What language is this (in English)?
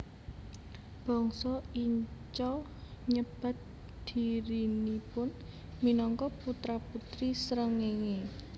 Javanese